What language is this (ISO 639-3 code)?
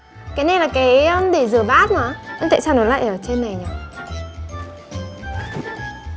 vie